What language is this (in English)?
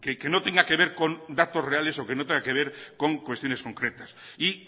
Spanish